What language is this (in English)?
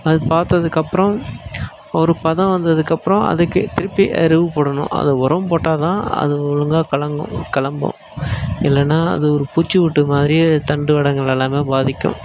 Tamil